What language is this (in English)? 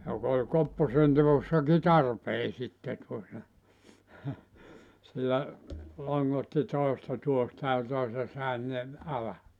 Finnish